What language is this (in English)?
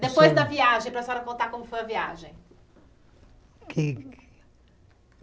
Portuguese